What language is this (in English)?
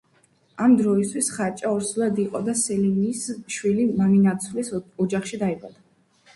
Georgian